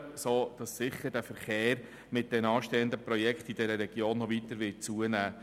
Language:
Swiss German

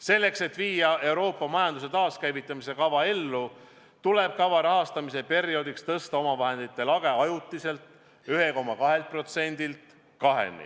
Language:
Estonian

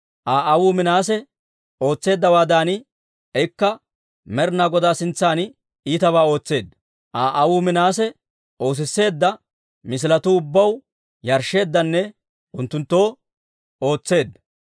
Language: Dawro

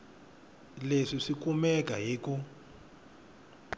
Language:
Tsonga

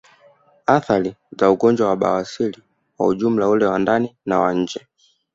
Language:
Swahili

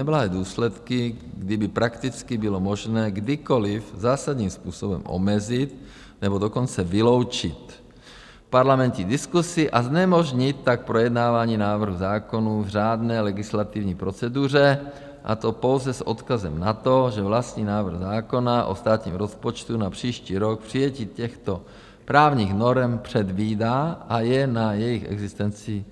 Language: Czech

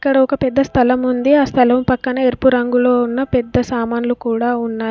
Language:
Telugu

